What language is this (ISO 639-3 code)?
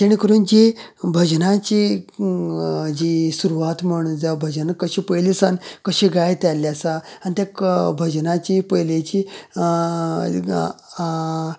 kok